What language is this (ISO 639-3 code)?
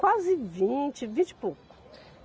por